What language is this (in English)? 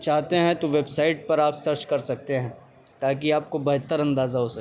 Urdu